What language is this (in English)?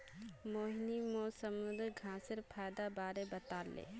Magahi